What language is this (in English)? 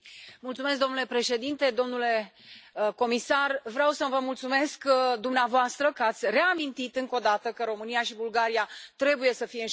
Romanian